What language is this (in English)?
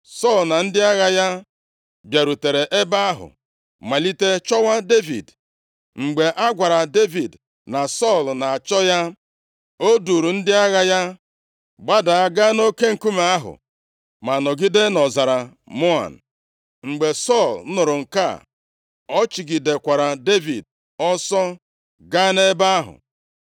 Igbo